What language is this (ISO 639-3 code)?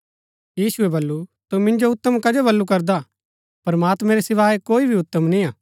gbk